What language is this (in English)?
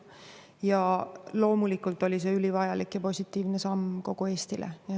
Estonian